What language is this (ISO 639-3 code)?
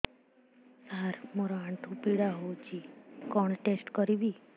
ori